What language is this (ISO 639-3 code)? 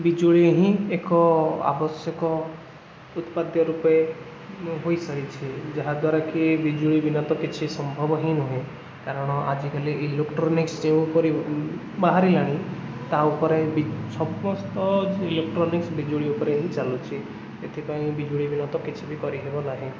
ori